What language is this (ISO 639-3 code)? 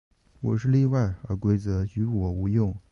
zho